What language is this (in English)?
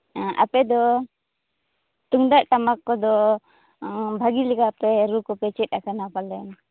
Santali